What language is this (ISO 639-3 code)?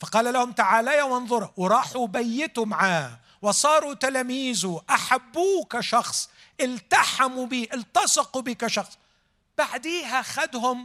ara